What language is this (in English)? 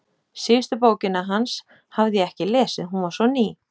Icelandic